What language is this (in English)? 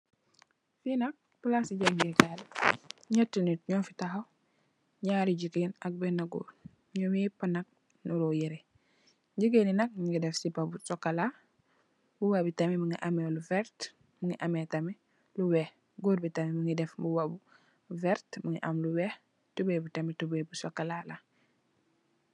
Wolof